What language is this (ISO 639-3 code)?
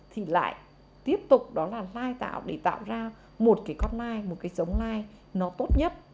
vie